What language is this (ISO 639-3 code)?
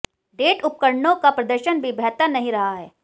hin